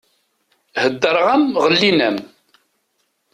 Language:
Kabyle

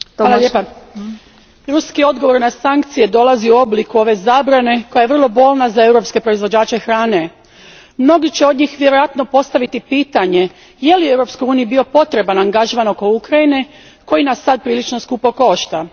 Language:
Croatian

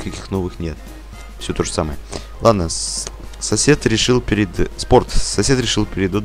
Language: Russian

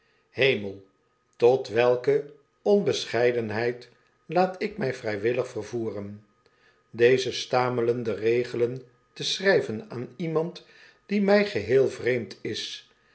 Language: Dutch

